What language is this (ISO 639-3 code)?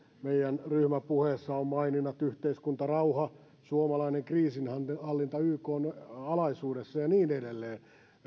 fin